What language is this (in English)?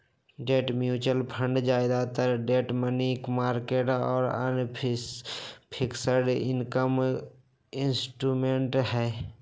Magahi